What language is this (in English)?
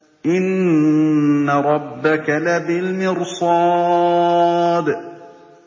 Arabic